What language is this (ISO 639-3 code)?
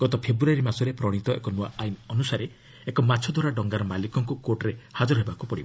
ori